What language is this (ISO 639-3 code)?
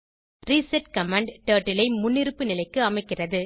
tam